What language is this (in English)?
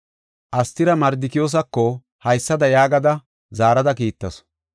Gofa